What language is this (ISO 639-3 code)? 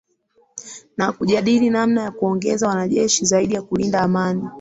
swa